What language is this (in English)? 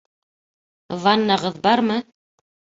Bashkir